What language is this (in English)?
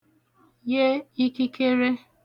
Igbo